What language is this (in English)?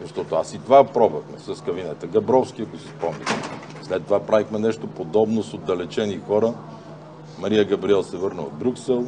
Bulgarian